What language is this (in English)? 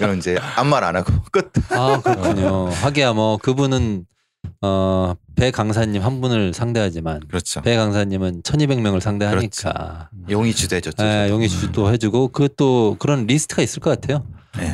Korean